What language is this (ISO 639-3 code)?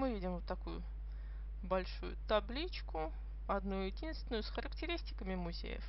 rus